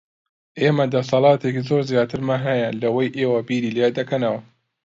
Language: Central Kurdish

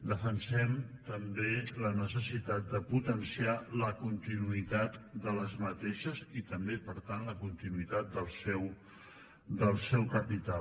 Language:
Catalan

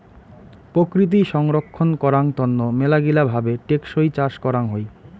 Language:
Bangla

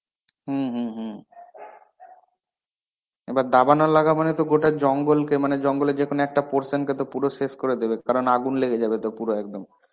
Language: Bangla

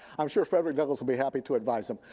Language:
English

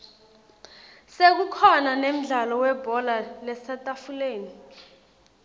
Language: Swati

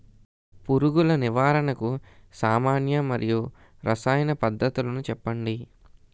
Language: Telugu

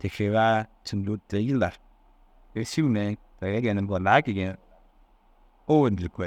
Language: Dazaga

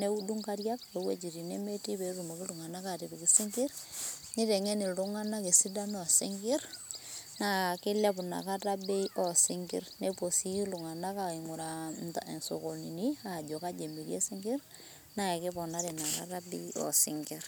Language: Masai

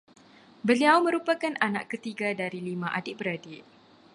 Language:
Malay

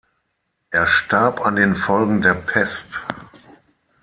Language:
German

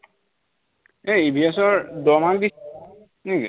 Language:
Assamese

